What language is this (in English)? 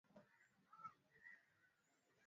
Swahili